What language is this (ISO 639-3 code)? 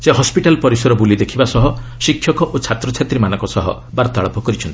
ori